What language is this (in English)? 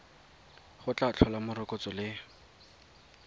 Tswana